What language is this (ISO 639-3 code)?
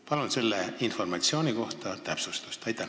est